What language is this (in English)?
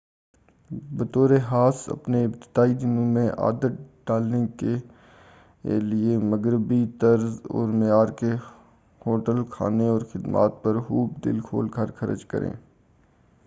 Urdu